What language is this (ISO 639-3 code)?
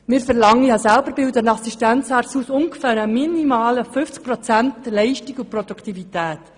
gsw